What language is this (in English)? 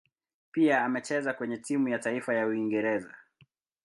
Swahili